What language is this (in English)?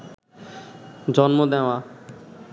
Bangla